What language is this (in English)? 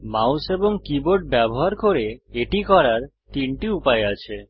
Bangla